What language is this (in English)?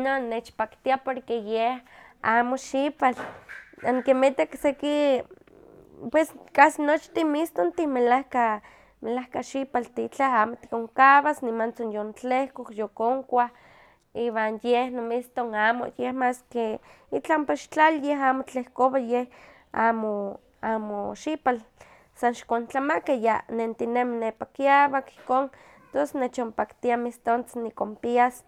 Huaxcaleca Nahuatl